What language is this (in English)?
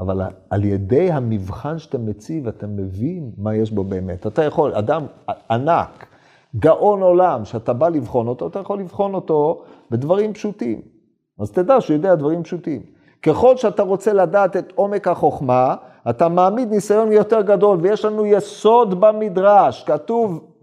Hebrew